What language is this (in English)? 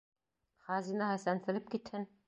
Bashkir